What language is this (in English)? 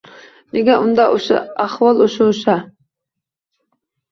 Uzbek